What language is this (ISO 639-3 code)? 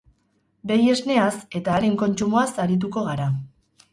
eus